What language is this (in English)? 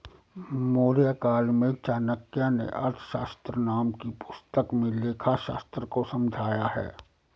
Hindi